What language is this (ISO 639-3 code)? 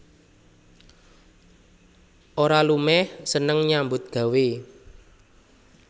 jav